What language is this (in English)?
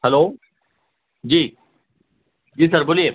Urdu